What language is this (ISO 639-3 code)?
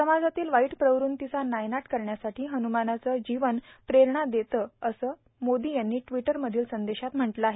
mar